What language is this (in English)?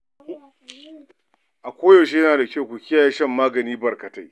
Hausa